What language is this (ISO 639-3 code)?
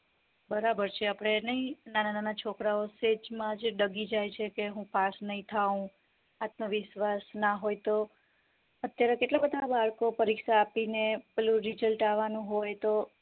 guj